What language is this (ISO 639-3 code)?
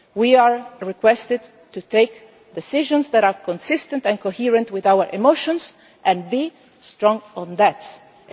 eng